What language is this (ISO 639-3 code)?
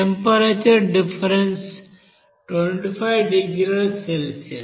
tel